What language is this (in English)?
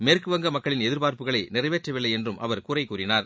Tamil